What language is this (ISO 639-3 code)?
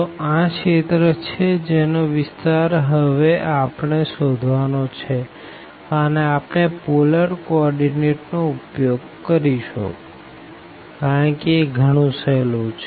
guj